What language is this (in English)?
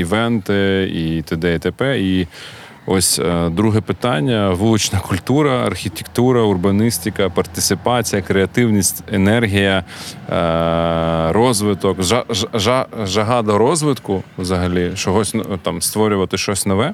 Ukrainian